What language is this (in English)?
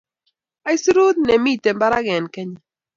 Kalenjin